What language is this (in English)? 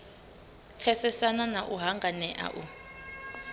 Venda